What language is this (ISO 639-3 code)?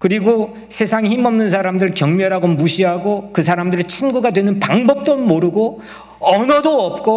kor